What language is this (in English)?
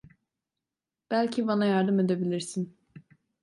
Turkish